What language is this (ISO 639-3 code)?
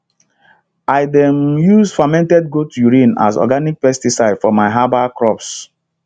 pcm